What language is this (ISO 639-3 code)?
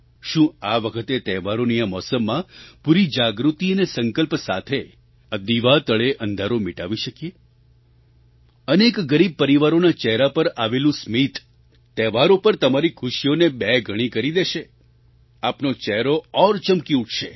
guj